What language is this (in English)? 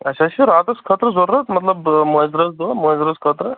Kashmiri